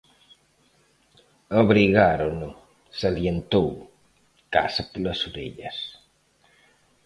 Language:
Galician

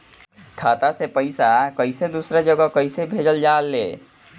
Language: Bhojpuri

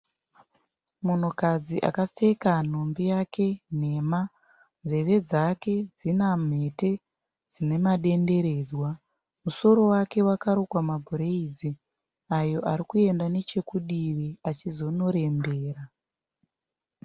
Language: Shona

